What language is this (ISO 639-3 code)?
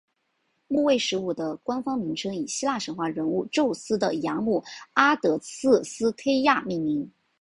zho